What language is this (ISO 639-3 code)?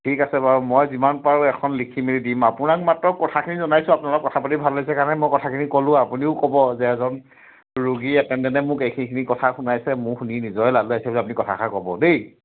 asm